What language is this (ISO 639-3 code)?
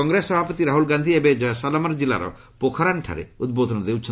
ori